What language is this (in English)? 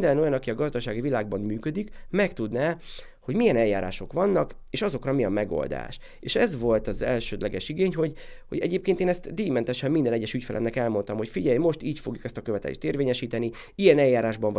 Hungarian